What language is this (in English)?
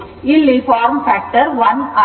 Kannada